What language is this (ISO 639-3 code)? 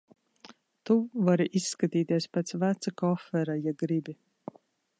lav